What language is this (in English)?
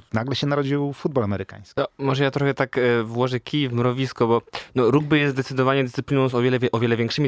Polish